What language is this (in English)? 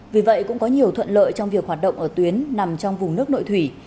Vietnamese